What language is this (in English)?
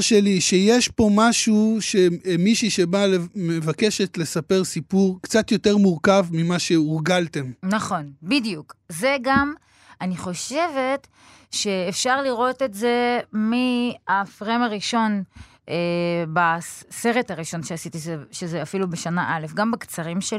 Hebrew